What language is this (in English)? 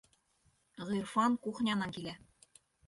Bashkir